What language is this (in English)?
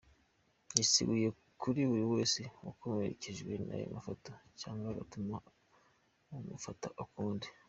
Kinyarwanda